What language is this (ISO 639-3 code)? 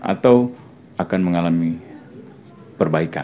ind